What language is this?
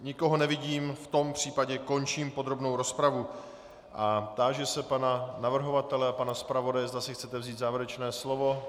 Czech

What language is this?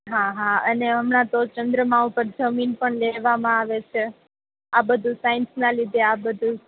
Gujarati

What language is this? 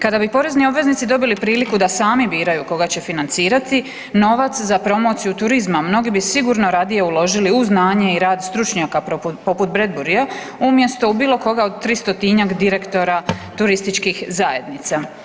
Croatian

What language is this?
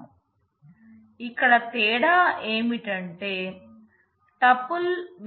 Telugu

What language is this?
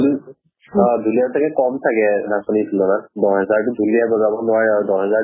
Assamese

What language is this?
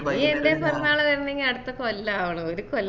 Malayalam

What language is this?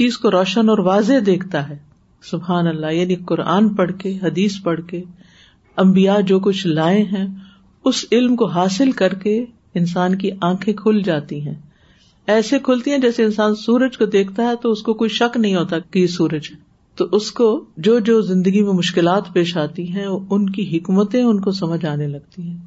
Urdu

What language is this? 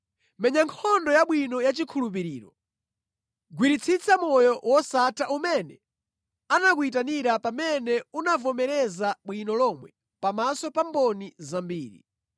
Nyanja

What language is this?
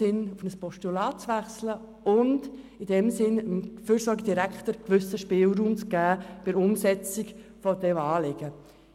Swiss German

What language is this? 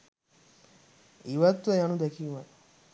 Sinhala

